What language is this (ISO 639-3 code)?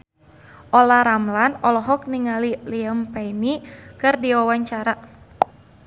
sun